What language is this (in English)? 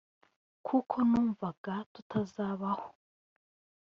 Kinyarwanda